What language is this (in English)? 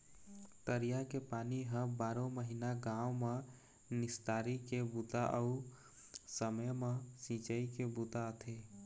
Chhattisgarhi